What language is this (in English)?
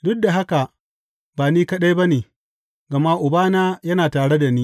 Hausa